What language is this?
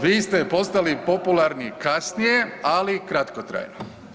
Croatian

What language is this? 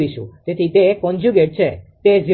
Gujarati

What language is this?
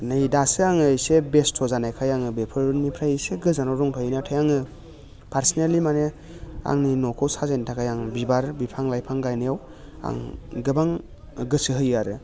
Bodo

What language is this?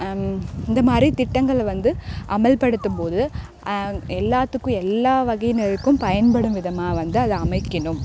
Tamil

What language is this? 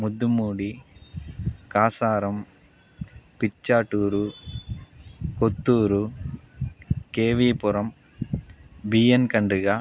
Telugu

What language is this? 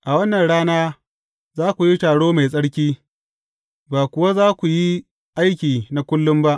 Hausa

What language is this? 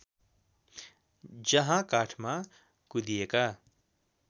Nepali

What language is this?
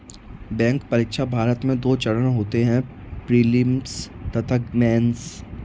Hindi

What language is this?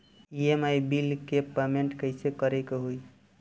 Bhojpuri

